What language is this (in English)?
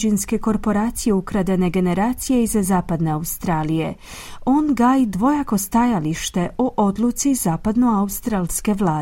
Croatian